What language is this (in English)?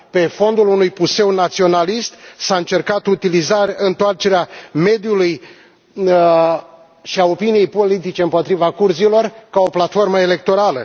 Romanian